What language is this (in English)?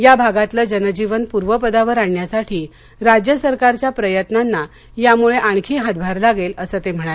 Marathi